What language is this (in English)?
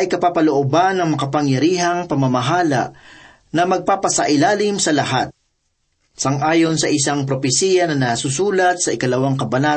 Filipino